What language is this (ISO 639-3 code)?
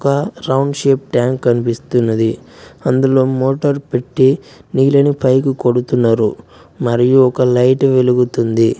tel